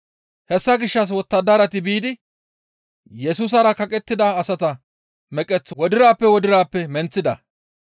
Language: Gamo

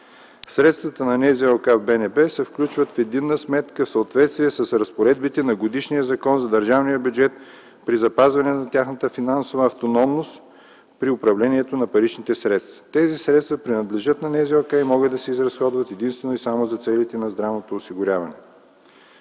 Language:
Bulgarian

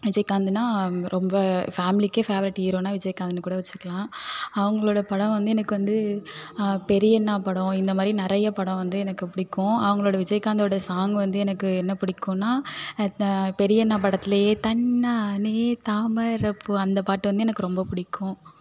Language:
Tamil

